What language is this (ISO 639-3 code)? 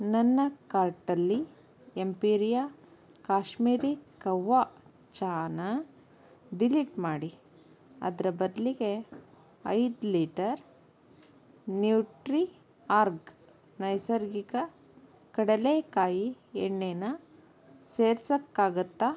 kan